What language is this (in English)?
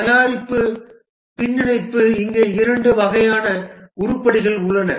Tamil